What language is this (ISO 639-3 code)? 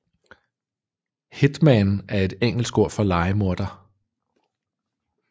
dan